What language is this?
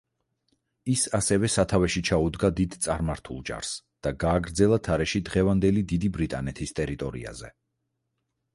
Georgian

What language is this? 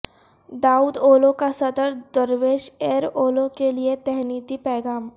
Urdu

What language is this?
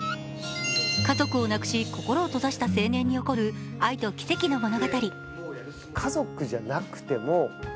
Japanese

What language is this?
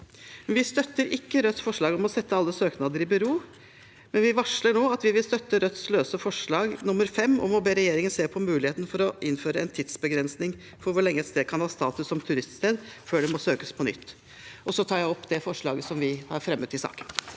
Norwegian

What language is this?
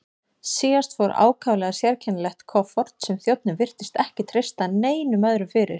Icelandic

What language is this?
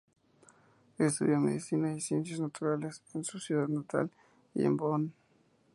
Spanish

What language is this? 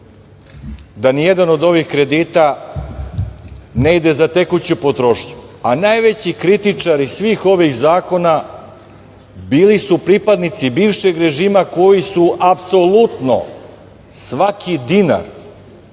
Serbian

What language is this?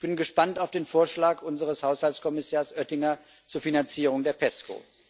German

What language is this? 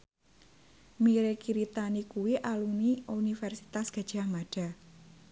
Javanese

